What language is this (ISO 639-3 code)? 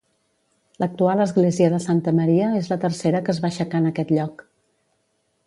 cat